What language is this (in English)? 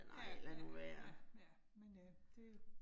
Danish